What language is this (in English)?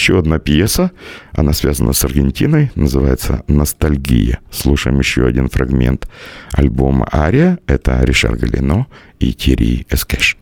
Russian